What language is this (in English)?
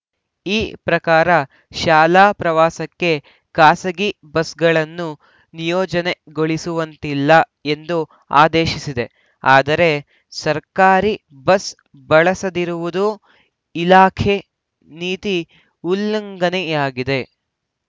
Kannada